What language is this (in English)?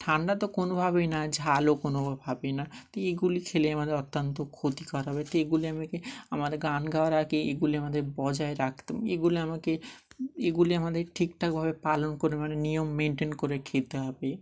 Bangla